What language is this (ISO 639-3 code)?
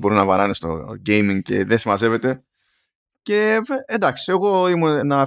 ell